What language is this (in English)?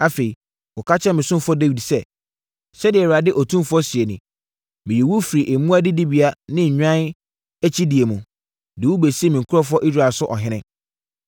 Akan